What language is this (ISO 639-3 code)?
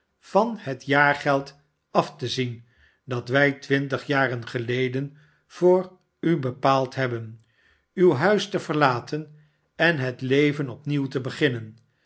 nld